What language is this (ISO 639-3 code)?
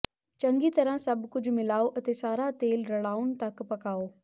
pan